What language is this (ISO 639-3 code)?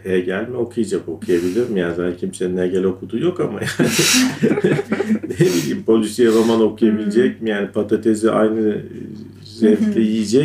tur